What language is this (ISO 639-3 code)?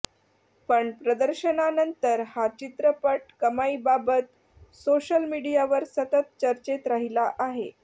mar